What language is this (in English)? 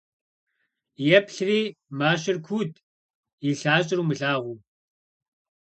Kabardian